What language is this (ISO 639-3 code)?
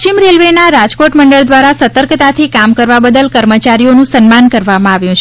guj